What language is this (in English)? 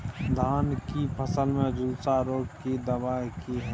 Maithili